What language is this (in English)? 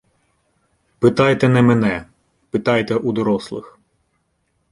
Ukrainian